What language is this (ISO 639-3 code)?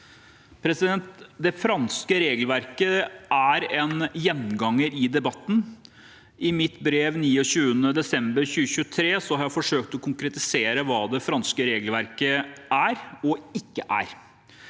nor